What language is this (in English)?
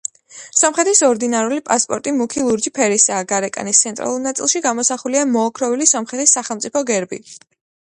Georgian